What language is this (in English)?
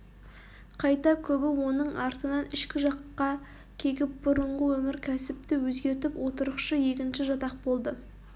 Kazakh